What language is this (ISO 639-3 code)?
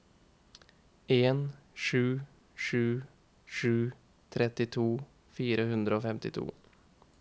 nor